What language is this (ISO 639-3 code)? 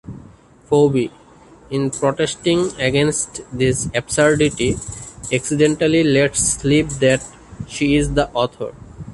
eng